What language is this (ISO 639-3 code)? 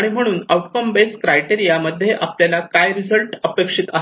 mar